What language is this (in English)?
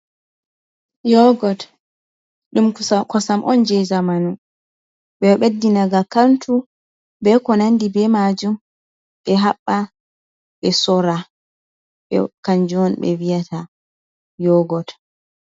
Fula